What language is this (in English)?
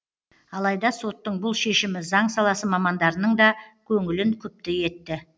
Kazakh